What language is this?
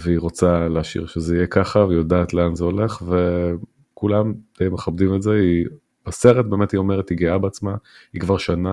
Hebrew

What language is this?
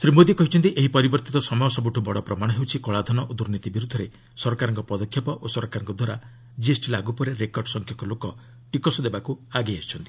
Odia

